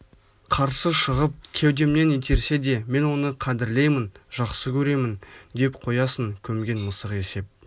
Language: Kazakh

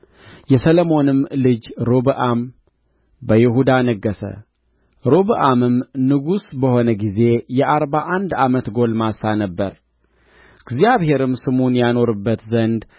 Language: Amharic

